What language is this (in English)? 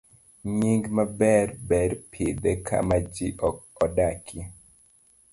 Luo (Kenya and Tanzania)